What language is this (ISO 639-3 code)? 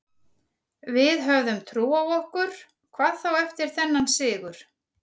isl